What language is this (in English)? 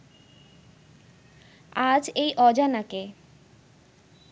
Bangla